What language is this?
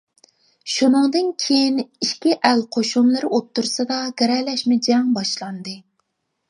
Uyghur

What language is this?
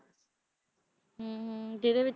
Punjabi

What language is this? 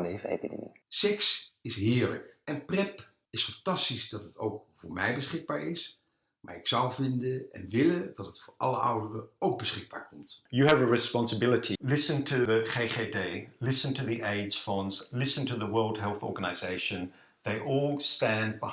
Dutch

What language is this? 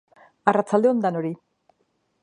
Basque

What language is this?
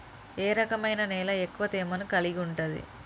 Telugu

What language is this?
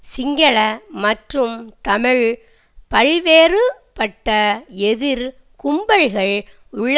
Tamil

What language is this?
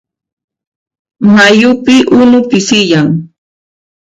Puno Quechua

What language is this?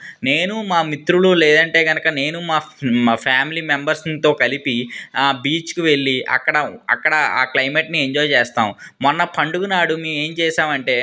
Telugu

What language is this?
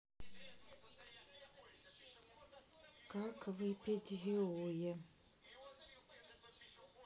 Russian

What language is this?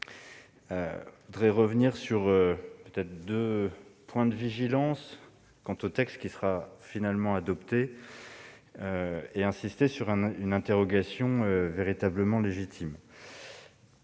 French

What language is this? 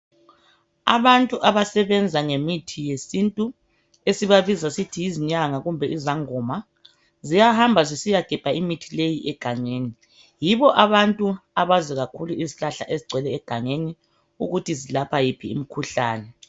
North Ndebele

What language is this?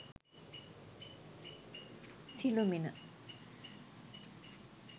Sinhala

